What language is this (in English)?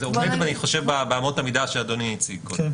Hebrew